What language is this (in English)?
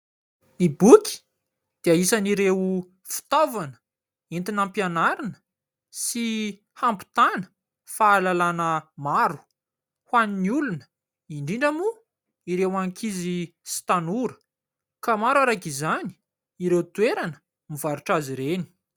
Malagasy